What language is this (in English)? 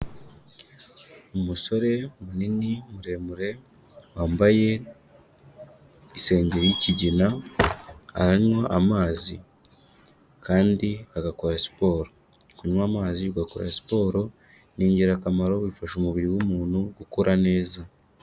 Kinyarwanda